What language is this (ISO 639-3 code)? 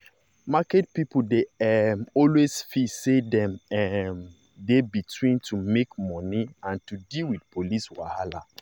pcm